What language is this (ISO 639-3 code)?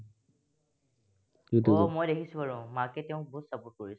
asm